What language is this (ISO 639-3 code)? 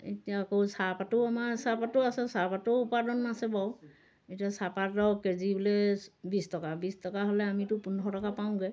asm